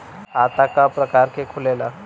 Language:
Bhojpuri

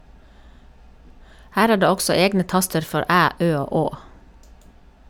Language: Norwegian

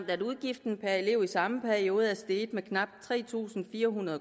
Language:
Danish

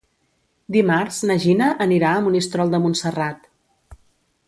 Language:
Catalan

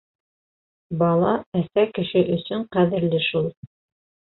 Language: Bashkir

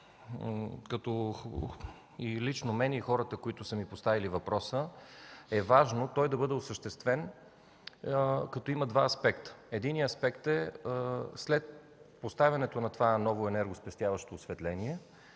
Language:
Bulgarian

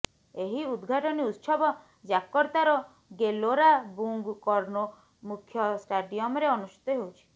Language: Odia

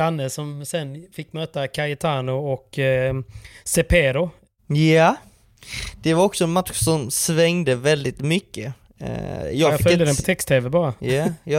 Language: Swedish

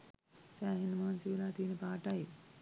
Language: Sinhala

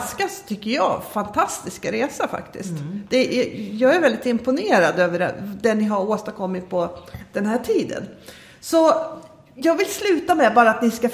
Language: Swedish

